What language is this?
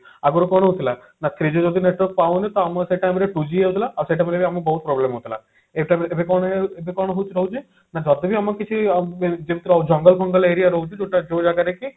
Odia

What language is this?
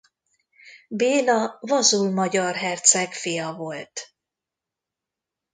Hungarian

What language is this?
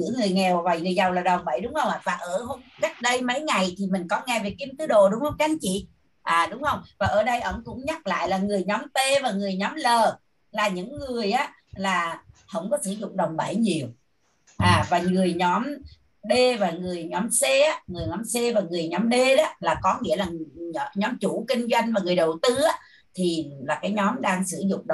Vietnamese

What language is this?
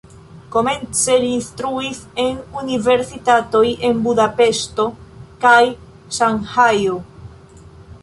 Esperanto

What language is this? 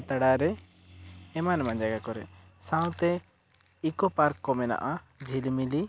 Santali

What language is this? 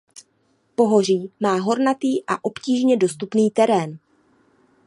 Czech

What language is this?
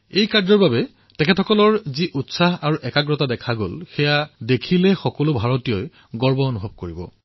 Assamese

